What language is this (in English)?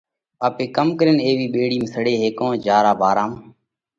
Parkari Koli